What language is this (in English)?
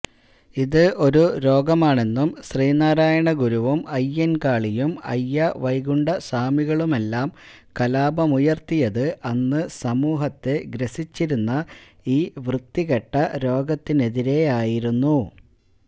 Malayalam